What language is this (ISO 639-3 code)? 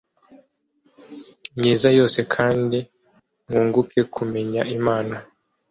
kin